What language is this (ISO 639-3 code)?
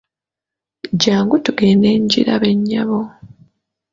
lug